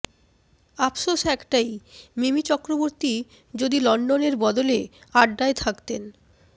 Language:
Bangla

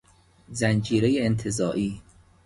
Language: Persian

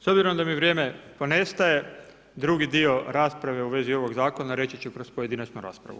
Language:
Croatian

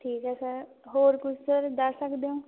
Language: Punjabi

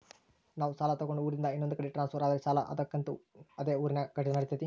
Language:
Kannada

